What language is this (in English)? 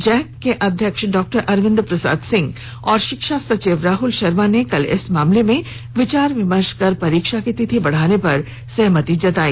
Hindi